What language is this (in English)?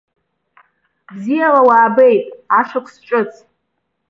Abkhazian